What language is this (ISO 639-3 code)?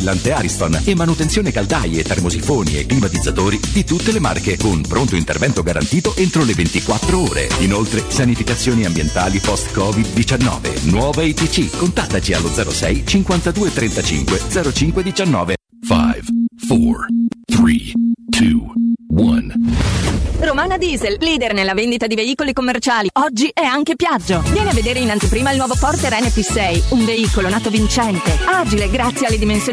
ita